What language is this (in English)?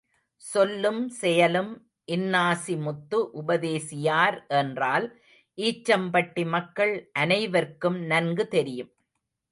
Tamil